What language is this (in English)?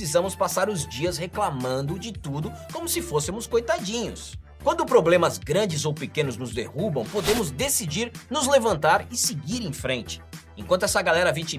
Portuguese